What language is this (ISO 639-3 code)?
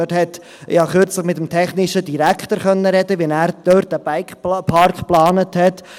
gsw